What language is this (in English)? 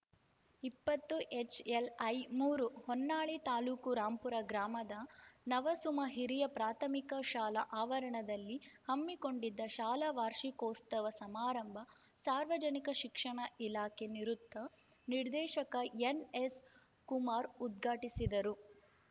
Kannada